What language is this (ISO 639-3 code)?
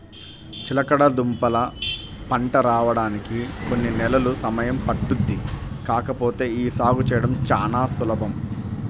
tel